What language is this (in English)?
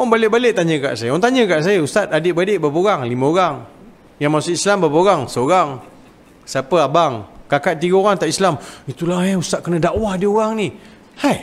Malay